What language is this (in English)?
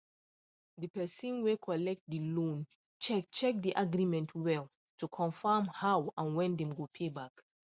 Nigerian Pidgin